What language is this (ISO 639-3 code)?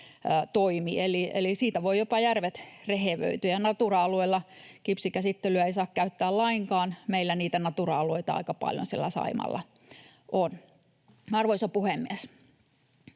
fin